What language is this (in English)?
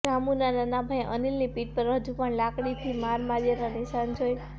Gujarati